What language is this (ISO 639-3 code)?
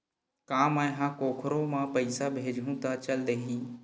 hne